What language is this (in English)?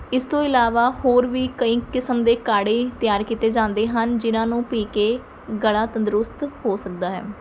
Punjabi